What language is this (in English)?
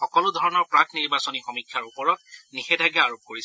Assamese